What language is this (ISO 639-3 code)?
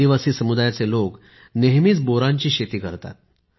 mar